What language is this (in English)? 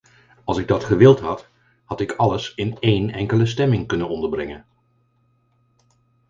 Dutch